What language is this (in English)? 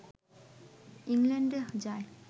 Bangla